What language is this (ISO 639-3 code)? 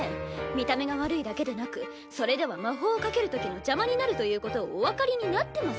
jpn